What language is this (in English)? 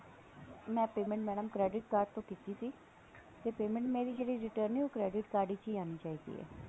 Punjabi